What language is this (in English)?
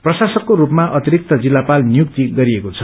Nepali